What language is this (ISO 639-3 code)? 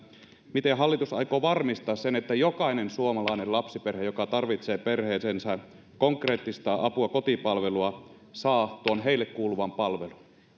fin